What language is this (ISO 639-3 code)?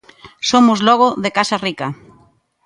glg